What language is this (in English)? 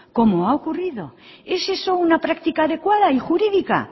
Spanish